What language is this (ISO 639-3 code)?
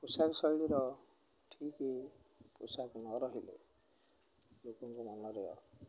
ori